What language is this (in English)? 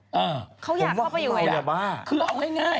Thai